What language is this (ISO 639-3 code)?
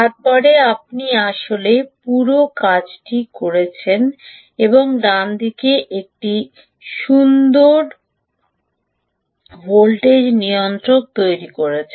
ben